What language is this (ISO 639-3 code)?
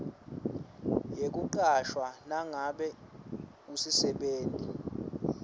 ssw